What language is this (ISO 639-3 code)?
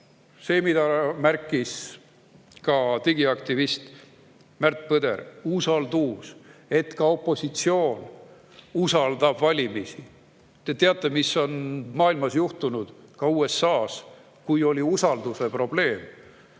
est